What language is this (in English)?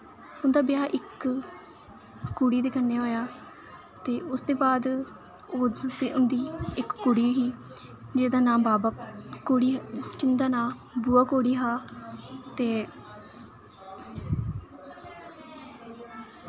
Dogri